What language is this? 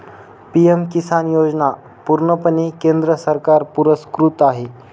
Marathi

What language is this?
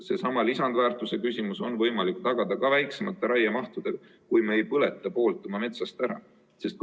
Estonian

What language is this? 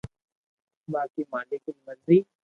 Loarki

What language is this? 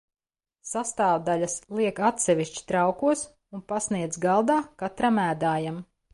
Latvian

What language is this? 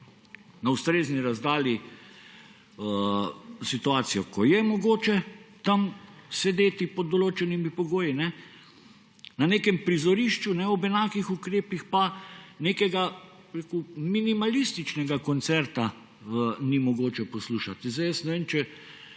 Slovenian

